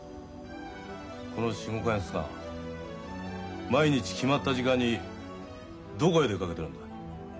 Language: Japanese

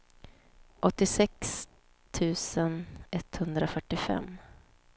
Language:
Swedish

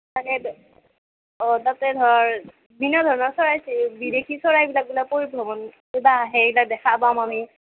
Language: Assamese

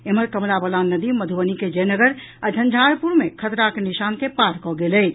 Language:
Maithili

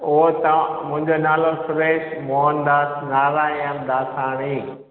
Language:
Sindhi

